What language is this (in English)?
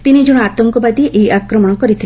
Odia